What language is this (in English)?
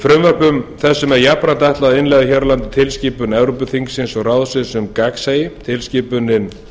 Icelandic